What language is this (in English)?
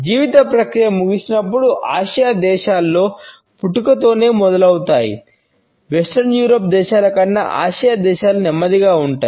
Telugu